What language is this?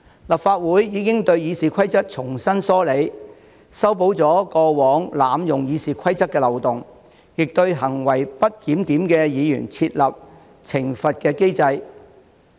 Cantonese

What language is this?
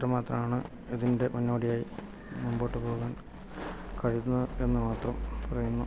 Malayalam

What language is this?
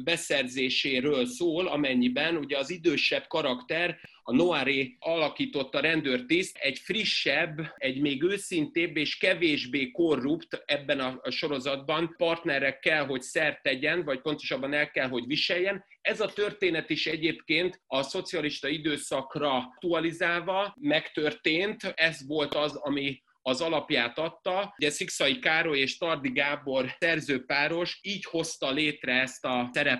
Hungarian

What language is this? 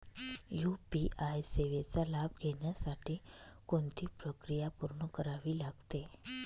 Marathi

